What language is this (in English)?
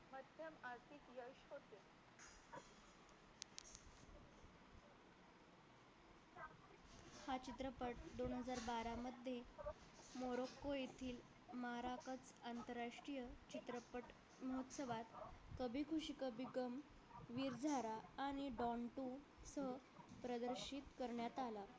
Marathi